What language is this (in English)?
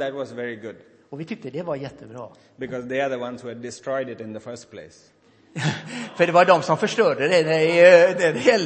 Swedish